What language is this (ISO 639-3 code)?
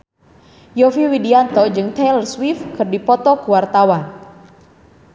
sun